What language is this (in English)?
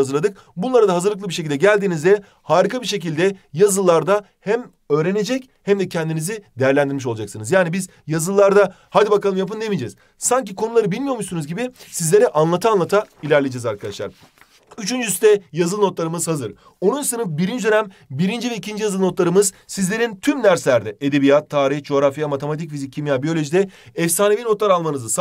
Turkish